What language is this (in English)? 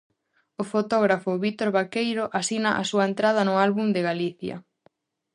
Galician